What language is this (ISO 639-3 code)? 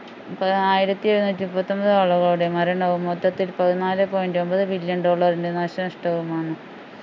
mal